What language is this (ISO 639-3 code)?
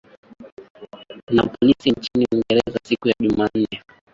swa